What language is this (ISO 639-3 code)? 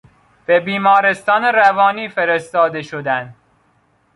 fas